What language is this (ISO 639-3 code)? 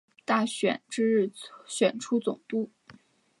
zho